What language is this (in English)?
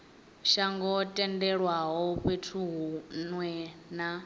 Venda